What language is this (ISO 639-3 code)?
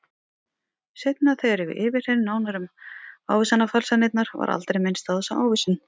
isl